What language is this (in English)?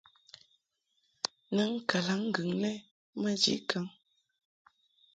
Mungaka